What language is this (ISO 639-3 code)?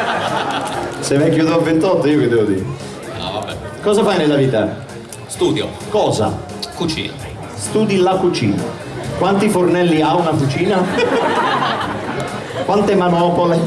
ita